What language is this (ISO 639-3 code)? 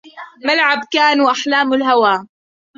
ara